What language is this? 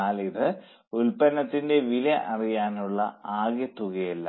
Malayalam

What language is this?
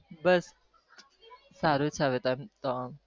Gujarati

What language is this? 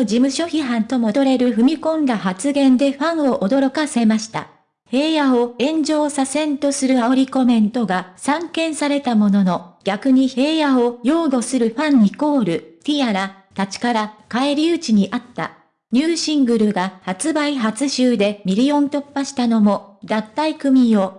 Japanese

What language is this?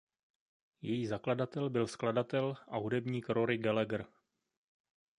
Czech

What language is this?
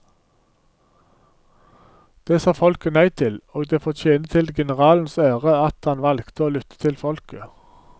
Norwegian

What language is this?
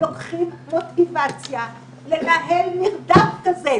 Hebrew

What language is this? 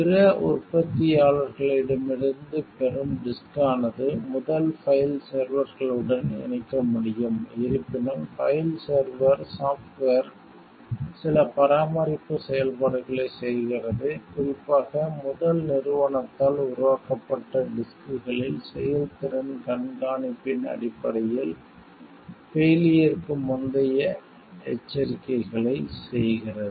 Tamil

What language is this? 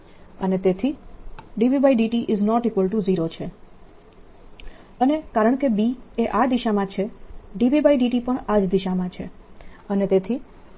Gujarati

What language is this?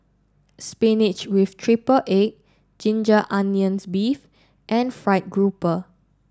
English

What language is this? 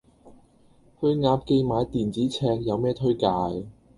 Cantonese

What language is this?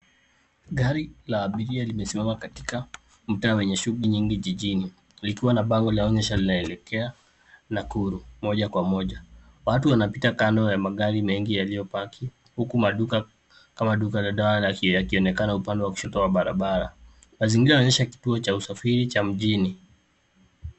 Swahili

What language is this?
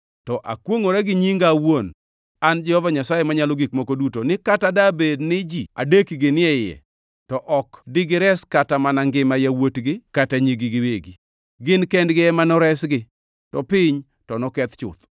Luo (Kenya and Tanzania)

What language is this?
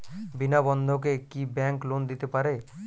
Bangla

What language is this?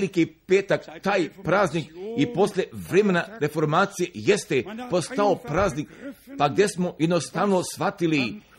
Croatian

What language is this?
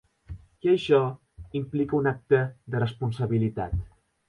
Catalan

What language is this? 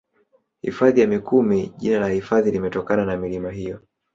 Swahili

